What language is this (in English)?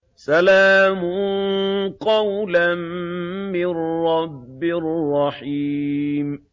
Arabic